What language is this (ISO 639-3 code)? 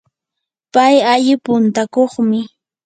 qur